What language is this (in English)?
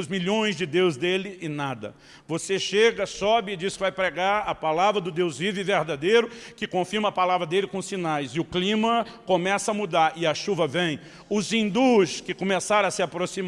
Portuguese